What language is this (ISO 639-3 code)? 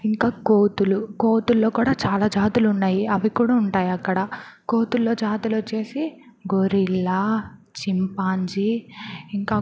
tel